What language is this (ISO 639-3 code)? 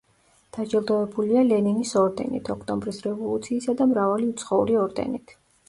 kat